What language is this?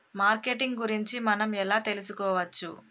Telugu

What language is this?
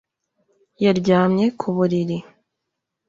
Kinyarwanda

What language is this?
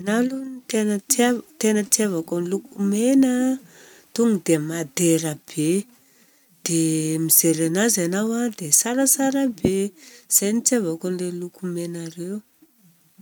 Southern Betsimisaraka Malagasy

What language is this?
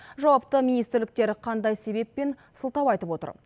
Kazakh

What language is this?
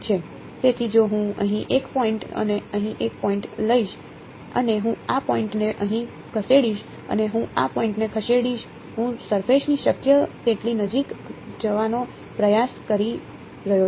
Gujarati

